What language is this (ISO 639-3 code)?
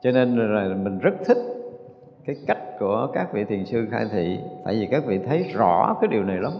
vie